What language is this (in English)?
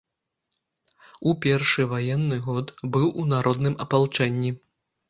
Belarusian